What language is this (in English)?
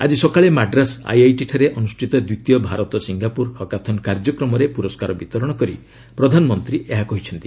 Odia